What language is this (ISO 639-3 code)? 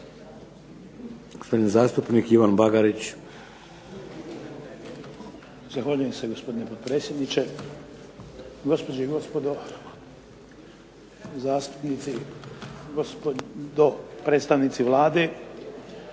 hrv